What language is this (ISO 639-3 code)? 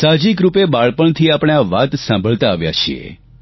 guj